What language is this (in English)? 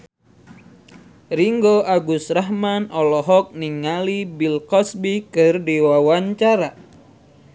Sundanese